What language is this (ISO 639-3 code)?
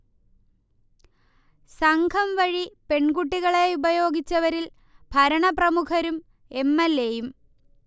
mal